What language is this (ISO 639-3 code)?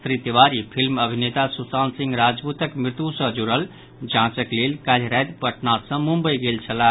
mai